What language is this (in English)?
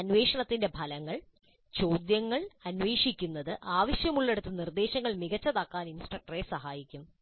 Malayalam